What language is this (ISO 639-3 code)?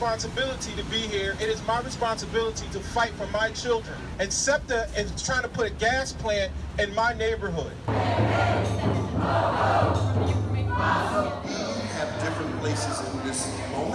eng